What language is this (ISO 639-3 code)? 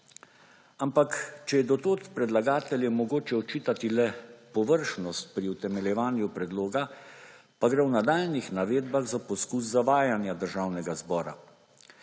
slv